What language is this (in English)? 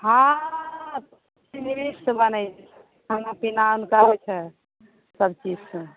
Maithili